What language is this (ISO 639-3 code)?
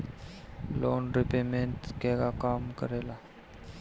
bho